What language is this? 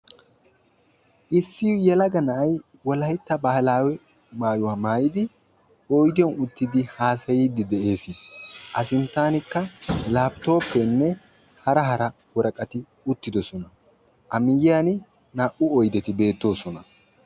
Wolaytta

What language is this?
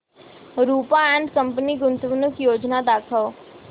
Marathi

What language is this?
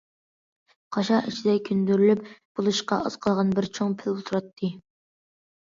Uyghur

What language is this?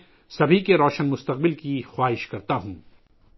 Urdu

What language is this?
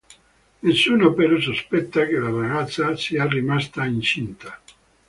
Italian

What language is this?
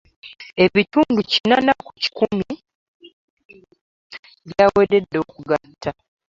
Ganda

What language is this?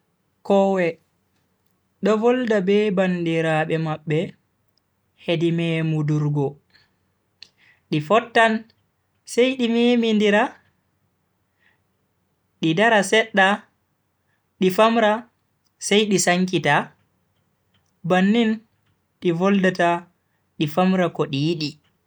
Bagirmi Fulfulde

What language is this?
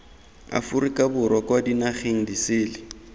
Tswana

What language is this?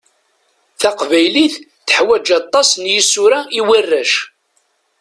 Kabyle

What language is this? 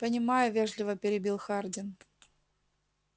Russian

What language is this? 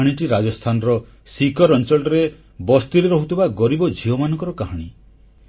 Odia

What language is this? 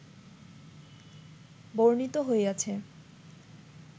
Bangla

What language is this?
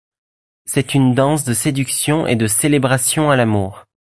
French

